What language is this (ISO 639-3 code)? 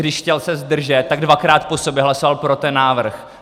ces